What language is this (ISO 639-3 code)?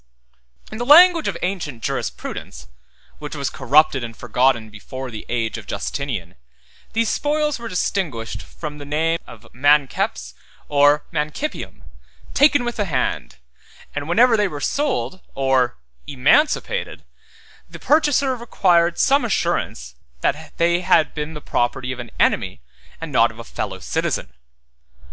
eng